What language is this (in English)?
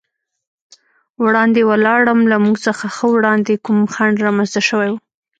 Pashto